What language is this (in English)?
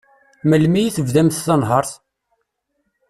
Kabyle